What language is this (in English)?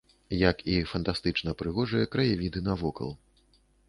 Belarusian